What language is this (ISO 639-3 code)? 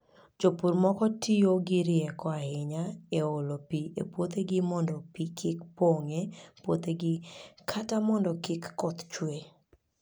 luo